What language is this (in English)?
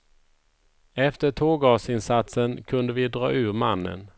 Swedish